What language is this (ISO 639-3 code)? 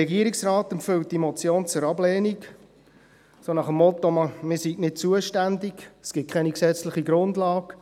gsw